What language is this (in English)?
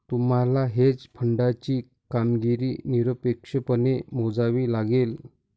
Marathi